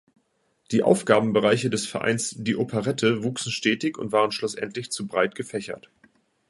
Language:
German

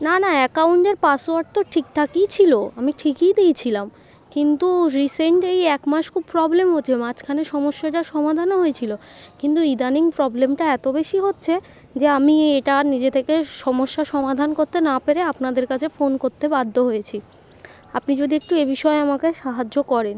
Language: Bangla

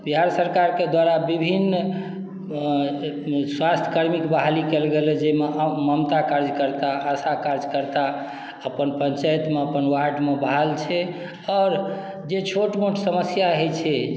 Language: Maithili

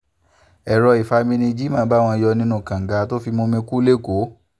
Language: Yoruba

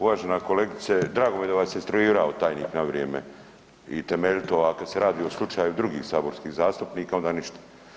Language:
Croatian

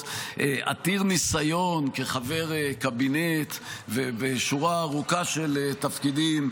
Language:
Hebrew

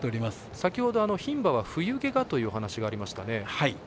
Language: Japanese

